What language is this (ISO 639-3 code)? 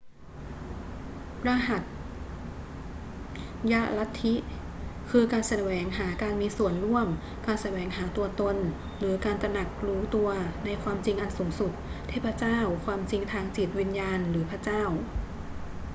tha